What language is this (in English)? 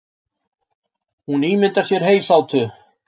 Icelandic